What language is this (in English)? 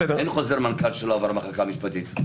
Hebrew